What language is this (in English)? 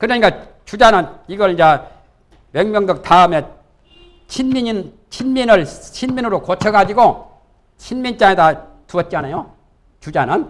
Korean